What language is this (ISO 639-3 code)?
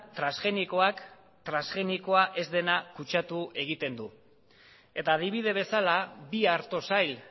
eus